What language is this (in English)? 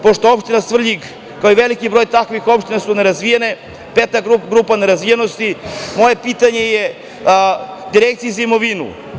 Serbian